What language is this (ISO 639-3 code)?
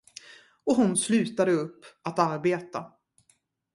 swe